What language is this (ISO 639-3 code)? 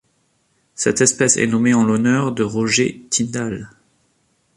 fra